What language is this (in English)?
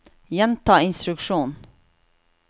Norwegian